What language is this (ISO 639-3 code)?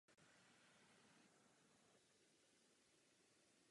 ces